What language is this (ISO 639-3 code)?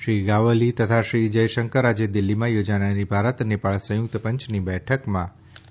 guj